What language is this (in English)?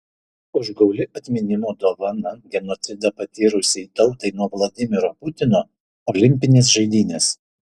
Lithuanian